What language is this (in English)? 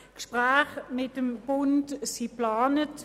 Swiss German